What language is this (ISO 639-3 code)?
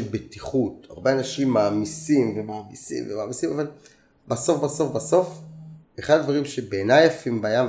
heb